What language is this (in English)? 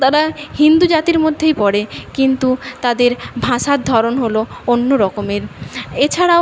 Bangla